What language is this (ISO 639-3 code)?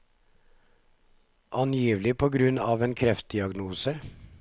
nor